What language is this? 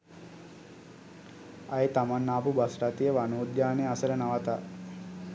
Sinhala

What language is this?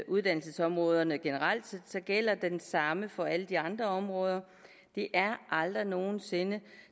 Danish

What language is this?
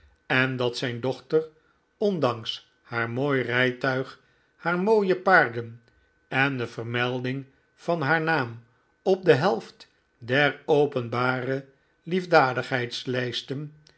Dutch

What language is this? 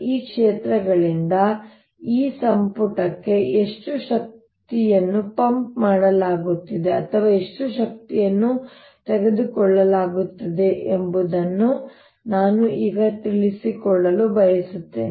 Kannada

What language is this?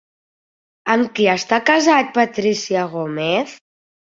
Catalan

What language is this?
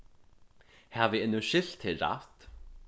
Faroese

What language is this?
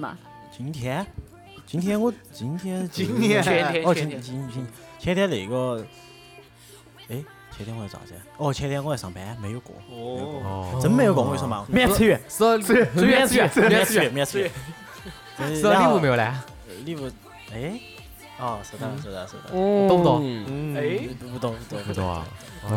Chinese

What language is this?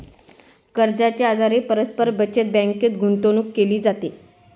Marathi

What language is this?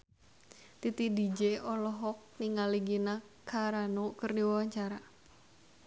Sundanese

